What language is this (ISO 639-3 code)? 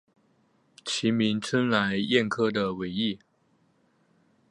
zho